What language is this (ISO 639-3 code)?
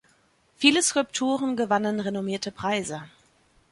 deu